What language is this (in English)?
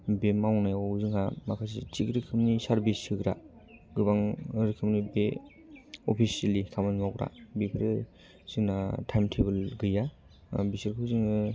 Bodo